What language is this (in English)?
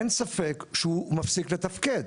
Hebrew